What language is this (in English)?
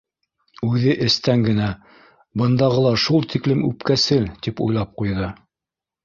Bashkir